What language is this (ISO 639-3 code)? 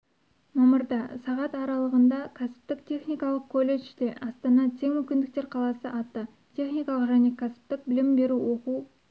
kaz